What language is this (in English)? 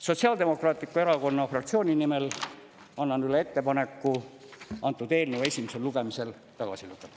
Estonian